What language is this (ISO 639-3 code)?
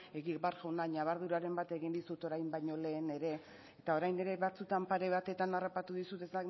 eus